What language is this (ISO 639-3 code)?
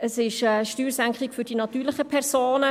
gsw